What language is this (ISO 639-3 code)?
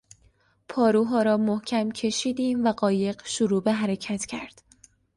fas